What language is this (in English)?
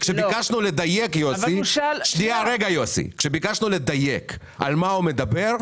Hebrew